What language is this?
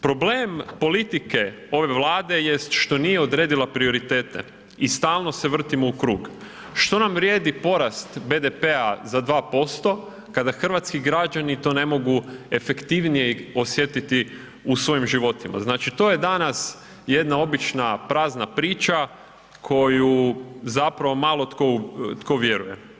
Croatian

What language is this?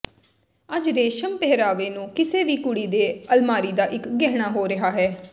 Punjabi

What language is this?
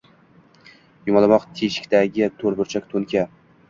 Uzbek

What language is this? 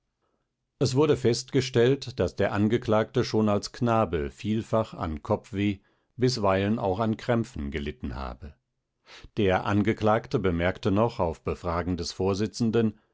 German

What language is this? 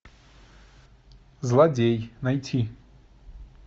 Russian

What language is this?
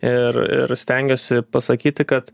Lithuanian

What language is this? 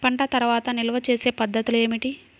Telugu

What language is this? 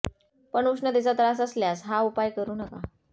Marathi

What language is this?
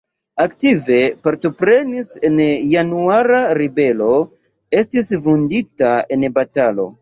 Esperanto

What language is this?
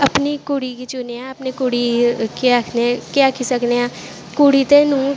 Dogri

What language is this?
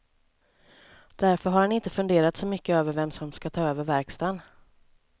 Swedish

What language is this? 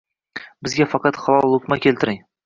Uzbek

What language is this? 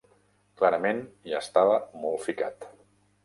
Catalan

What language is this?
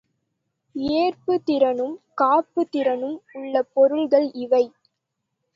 Tamil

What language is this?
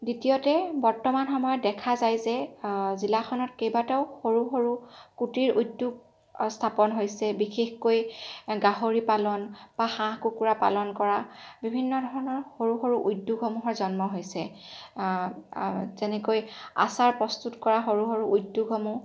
Assamese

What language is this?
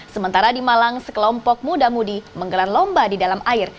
Indonesian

